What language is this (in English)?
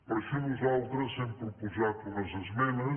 Catalan